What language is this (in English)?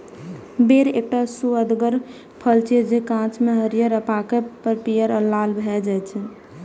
Maithili